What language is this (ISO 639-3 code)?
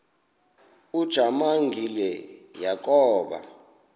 xho